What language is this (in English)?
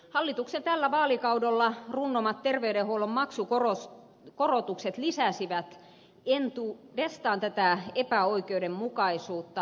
Finnish